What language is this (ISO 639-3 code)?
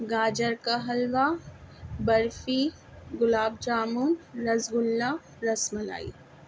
urd